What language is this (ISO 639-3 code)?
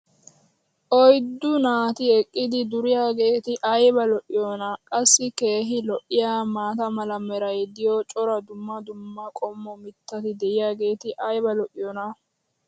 wal